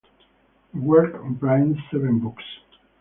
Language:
English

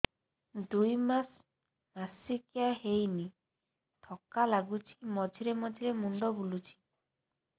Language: Odia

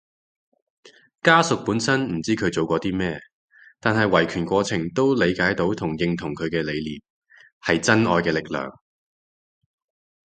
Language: Cantonese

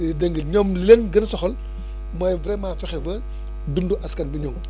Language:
Wolof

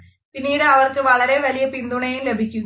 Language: Malayalam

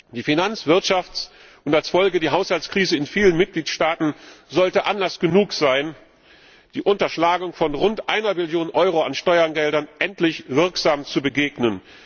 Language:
German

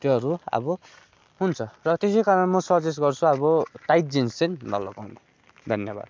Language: Nepali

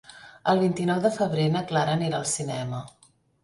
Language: Catalan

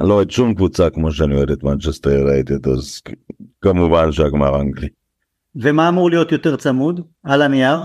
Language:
Hebrew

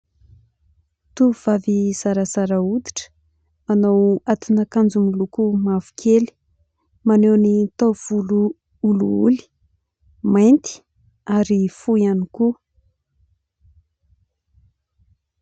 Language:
Malagasy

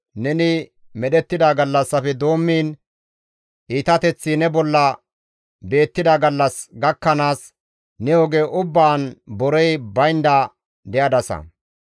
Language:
Gamo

